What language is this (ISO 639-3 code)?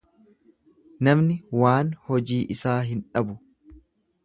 orm